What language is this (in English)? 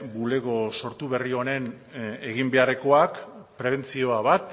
Basque